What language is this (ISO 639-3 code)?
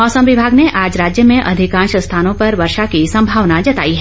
hin